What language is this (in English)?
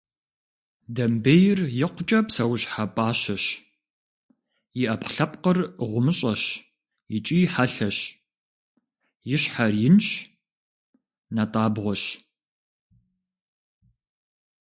Kabardian